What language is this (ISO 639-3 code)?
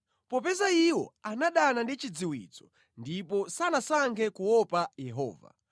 nya